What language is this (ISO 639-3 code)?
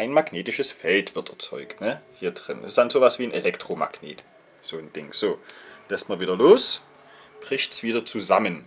deu